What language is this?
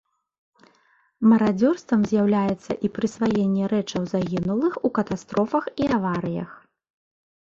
Belarusian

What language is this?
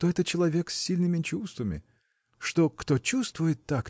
Russian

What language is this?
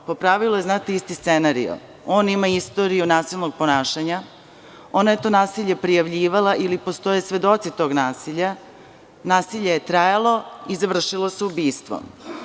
Serbian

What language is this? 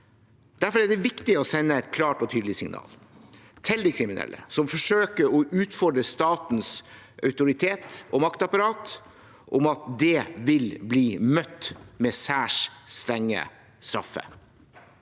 Norwegian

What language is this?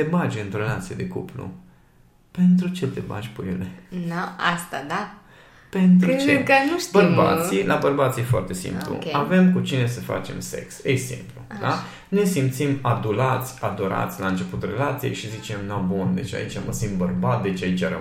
Romanian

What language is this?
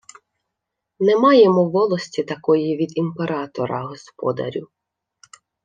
Ukrainian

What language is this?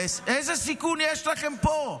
Hebrew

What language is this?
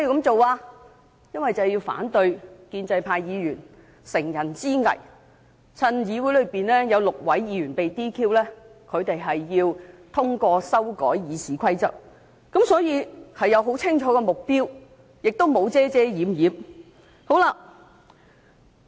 Cantonese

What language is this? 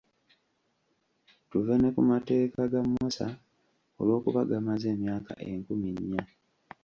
Ganda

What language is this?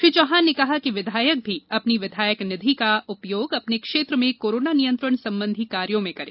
Hindi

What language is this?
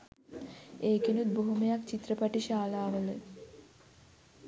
Sinhala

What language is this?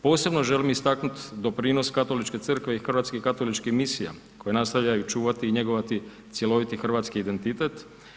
Croatian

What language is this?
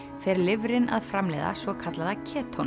Icelandic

